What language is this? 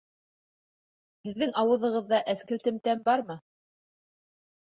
Bashkir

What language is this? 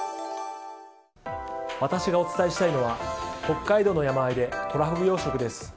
Japanese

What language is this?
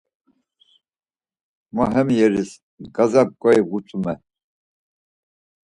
Laz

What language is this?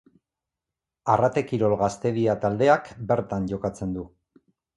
Basque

